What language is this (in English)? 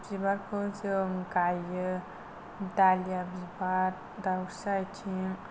Bodo